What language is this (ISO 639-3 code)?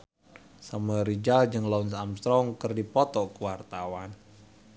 sun